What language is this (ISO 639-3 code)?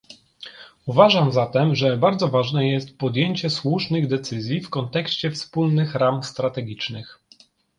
pol